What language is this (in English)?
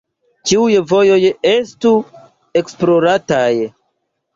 Esperanto